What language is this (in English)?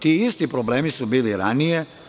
Serbian